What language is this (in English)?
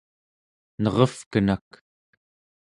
Central Yupik